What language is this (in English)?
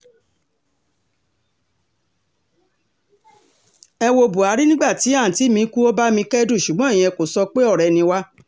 Yoruba